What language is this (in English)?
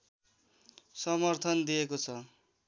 Nepali